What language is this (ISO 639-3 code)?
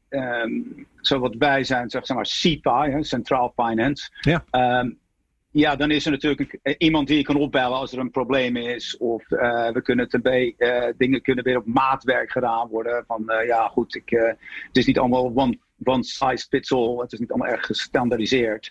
nld